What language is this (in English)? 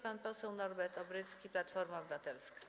Polish